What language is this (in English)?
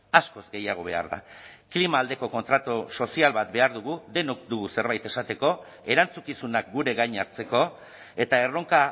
Basque